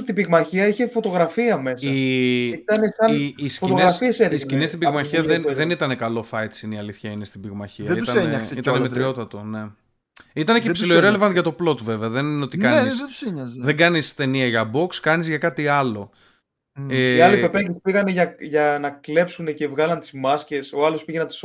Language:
Greek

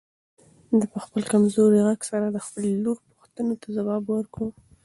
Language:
Pashto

